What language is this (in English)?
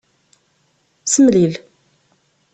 Kabyle